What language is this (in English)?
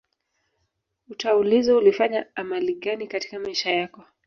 Swahili